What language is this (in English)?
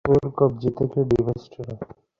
Bangla